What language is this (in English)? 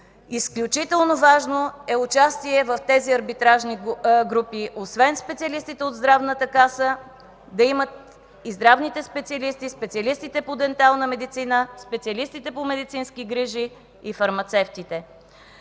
Bulgarian